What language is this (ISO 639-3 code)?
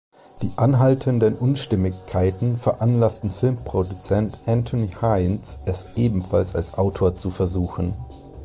deu